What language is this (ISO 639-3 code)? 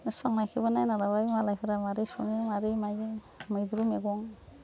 brx